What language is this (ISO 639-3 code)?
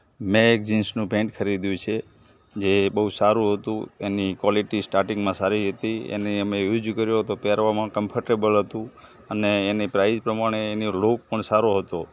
guj